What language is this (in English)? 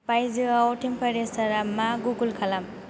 Bodo